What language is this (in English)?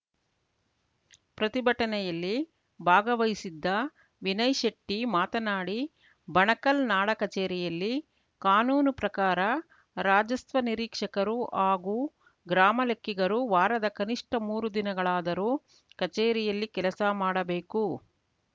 Kannada